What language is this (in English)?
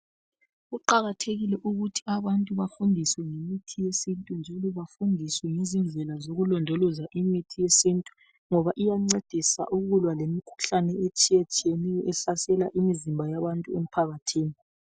North Ndebele